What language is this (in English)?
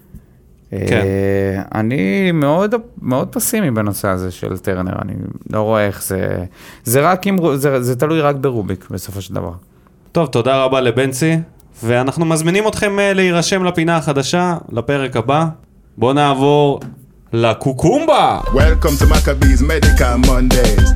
Hebrew